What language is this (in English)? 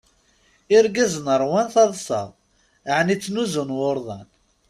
Kabyle